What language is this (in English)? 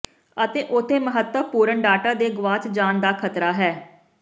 Punjabi